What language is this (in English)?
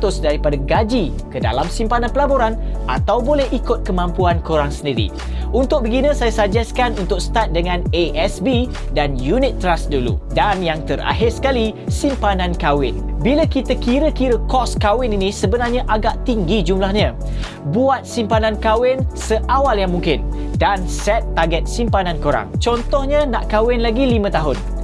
Malay